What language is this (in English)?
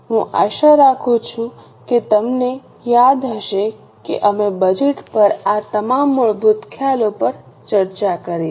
Gujarati